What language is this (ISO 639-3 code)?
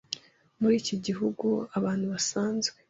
kin